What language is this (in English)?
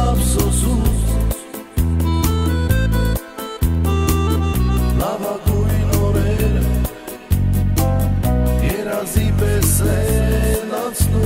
Romanian